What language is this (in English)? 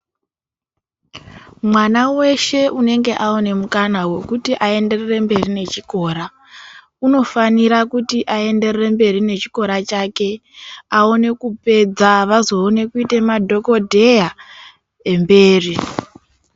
Ndau